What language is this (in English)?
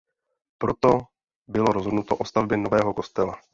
Czech